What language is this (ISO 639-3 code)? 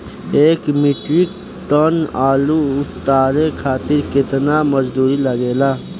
bho